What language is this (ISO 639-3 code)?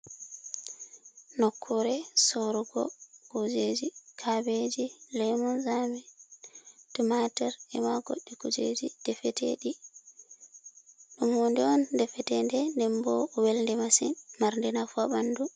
ful